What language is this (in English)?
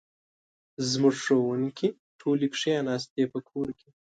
Pashto